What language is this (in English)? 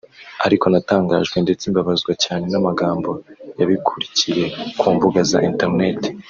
Kinyarwanda